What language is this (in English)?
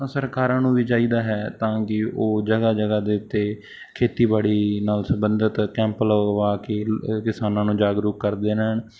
Punjabi